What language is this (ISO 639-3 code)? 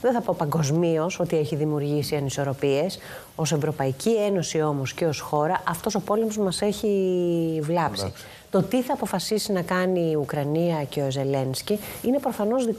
ell